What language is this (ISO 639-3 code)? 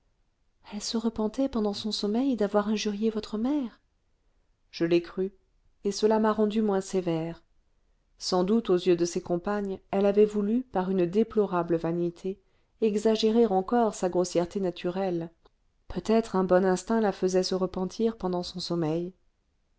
fra